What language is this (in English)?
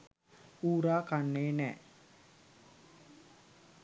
Sinhala